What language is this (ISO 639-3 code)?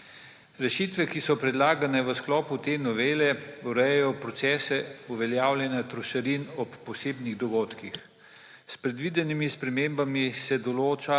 slv